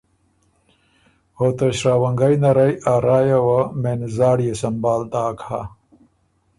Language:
Ormuri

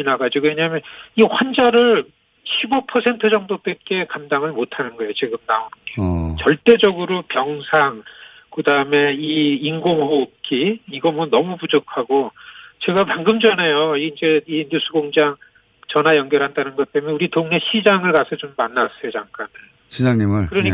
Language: Korean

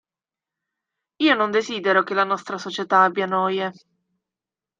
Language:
Italian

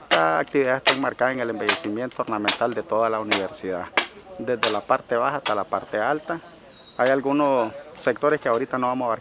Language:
Spanish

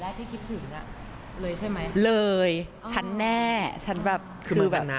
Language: Thai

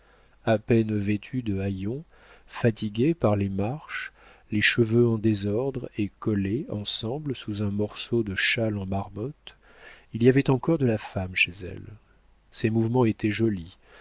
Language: French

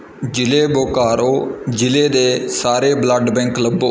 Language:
Punjabi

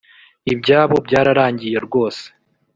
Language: Kinyarwanda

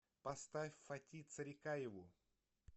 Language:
Russian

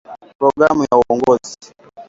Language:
Swahili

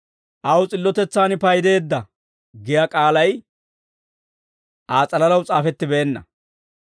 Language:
Dawro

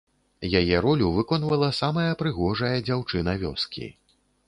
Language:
Belarusian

